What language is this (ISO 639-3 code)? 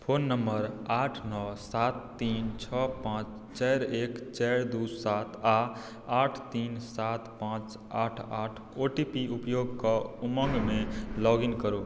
mai